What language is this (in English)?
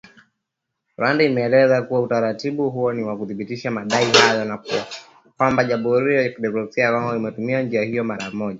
Swahili